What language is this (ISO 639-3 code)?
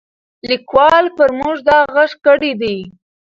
pus